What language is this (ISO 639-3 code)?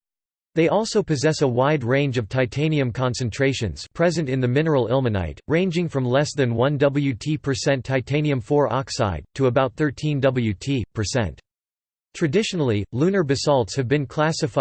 eng